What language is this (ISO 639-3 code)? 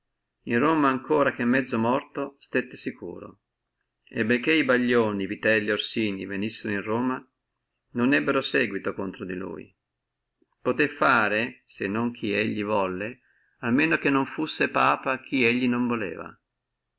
ita